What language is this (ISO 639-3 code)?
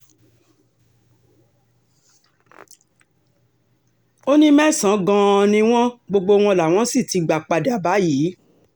yor